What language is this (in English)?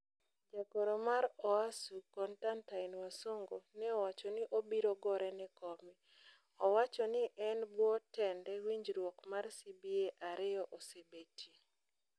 Luo (Kenya and Tanzania)